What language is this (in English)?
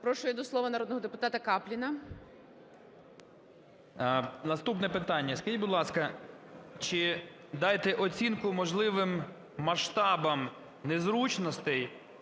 Ukrainian